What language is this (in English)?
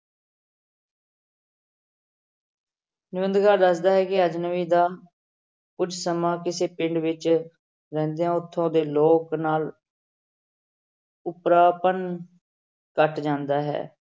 Punjabi